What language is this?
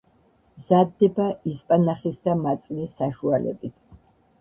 Georgian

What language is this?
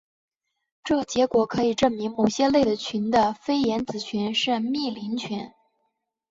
Chinese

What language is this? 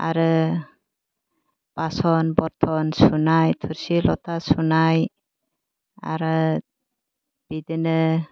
Bodo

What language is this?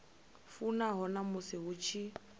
Venda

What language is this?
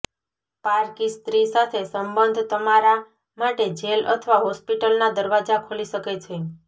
Gujarati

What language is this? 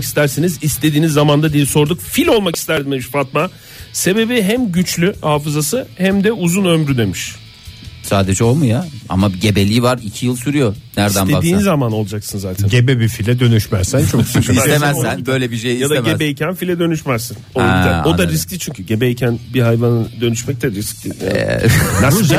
Turkish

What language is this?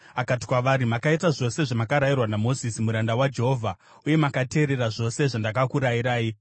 Shona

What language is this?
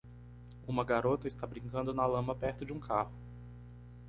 Portuguese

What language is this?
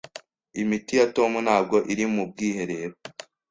Kinyarwanda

